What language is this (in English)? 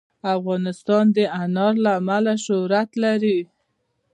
Pashto